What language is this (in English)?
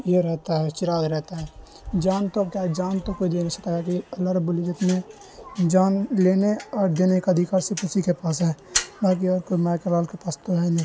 Urdu